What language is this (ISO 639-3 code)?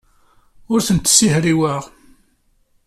kab